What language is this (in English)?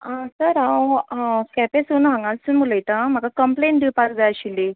Konkani